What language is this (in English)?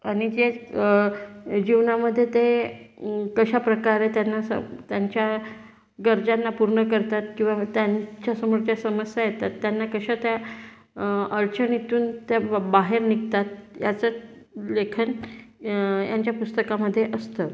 Marathi